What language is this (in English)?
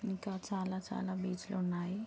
Telugu